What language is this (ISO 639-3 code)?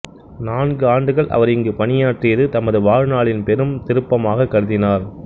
tam